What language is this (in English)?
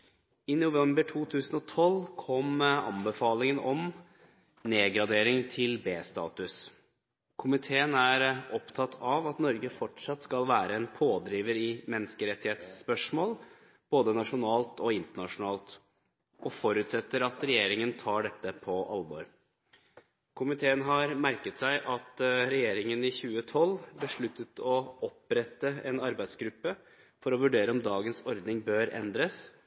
Norwegian Bokmål